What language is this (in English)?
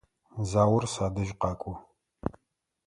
Adyghe